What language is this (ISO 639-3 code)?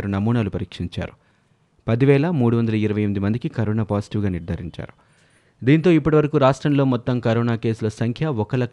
tel